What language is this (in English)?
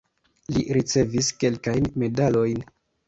Esperanto